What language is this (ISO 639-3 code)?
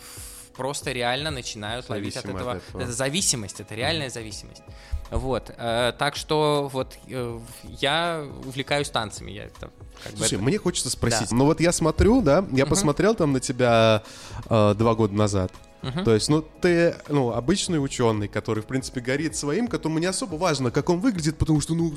rus